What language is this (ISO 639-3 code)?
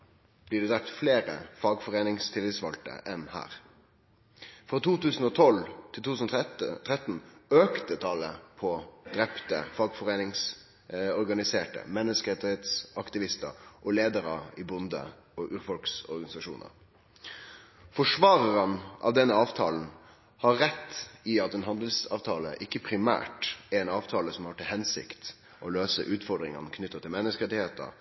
nno